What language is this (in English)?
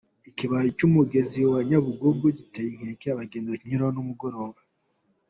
Kinyarwanda